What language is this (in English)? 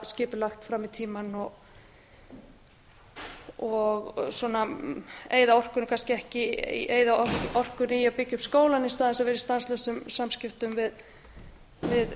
Icelandic